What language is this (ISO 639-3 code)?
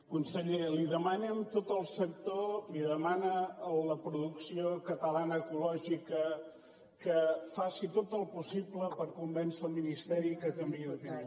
cat